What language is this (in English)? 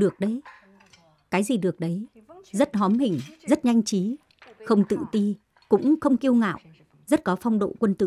Vietnamese